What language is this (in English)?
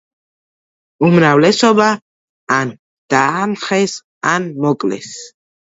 Georgian